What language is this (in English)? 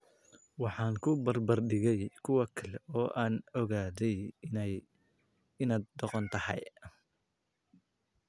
Somali